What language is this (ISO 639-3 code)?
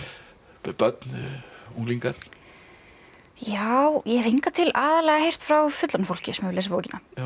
isl